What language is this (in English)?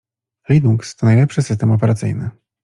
Polish